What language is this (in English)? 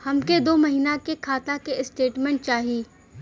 Bhojpuri